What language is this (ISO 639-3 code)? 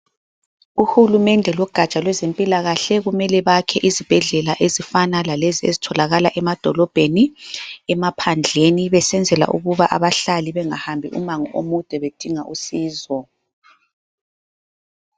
nde